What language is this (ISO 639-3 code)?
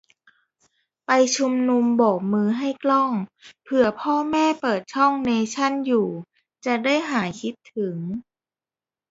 tha